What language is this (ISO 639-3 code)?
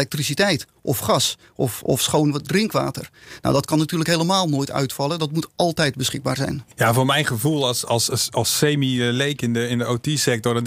nld